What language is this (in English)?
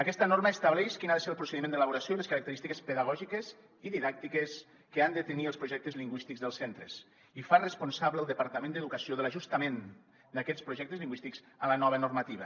Catalan